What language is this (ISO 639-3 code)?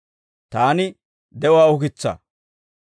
dwr